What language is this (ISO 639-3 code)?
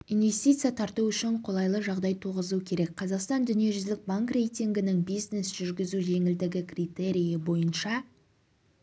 kaz